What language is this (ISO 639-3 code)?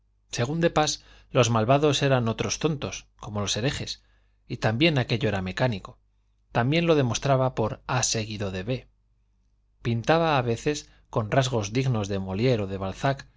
spa